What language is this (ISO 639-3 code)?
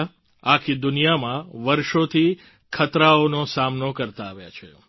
guj